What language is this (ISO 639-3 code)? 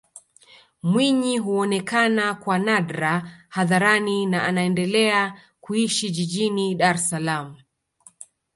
swa